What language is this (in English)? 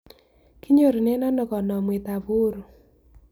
Kalenjin